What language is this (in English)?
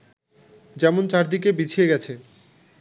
Bangla